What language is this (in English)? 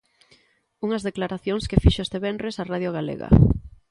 Galician